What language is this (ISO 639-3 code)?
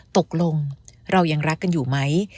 tha